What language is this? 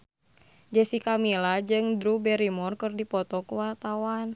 Sundanese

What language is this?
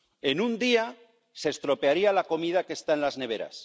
Spanish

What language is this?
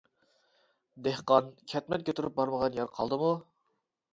Uyghur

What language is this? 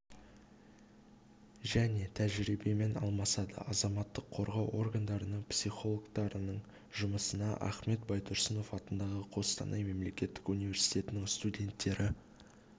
Kazakh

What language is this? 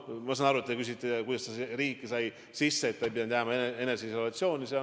Estonian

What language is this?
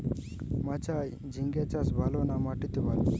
Bangla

